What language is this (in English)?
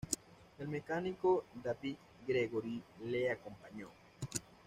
Spanish